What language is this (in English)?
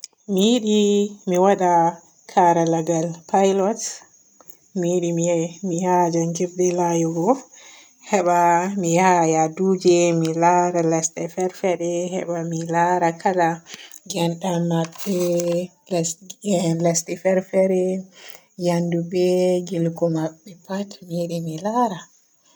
Borgu Fulfulde